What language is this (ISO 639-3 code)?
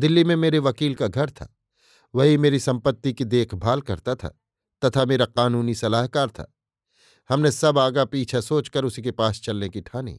hin